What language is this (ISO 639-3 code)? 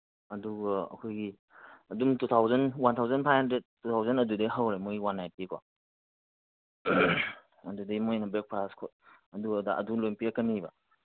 mni